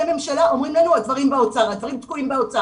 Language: Hebrew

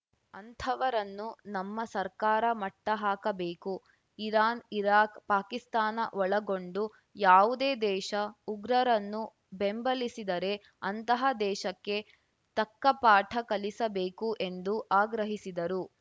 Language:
Kannada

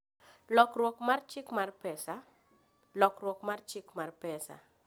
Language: Luo (Kenya and Tanzania)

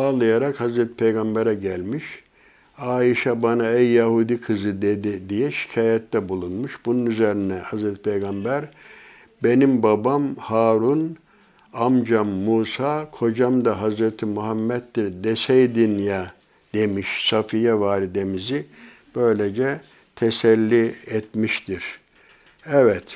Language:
Turkish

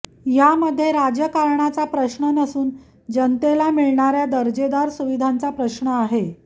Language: Marathi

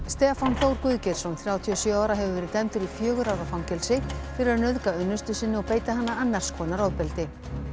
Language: Icelandic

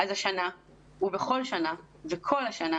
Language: Hebrew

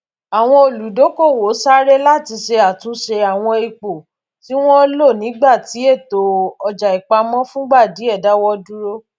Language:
Yoruba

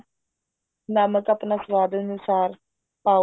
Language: Punjabi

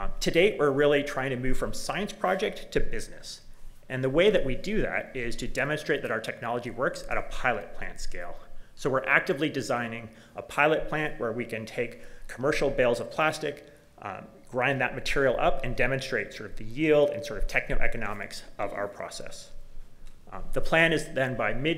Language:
English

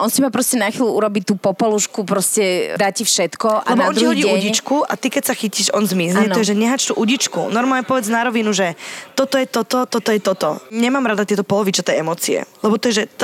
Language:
Slovak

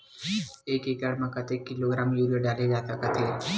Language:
Chhattisgarhi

